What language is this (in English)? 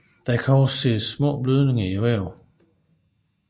Danish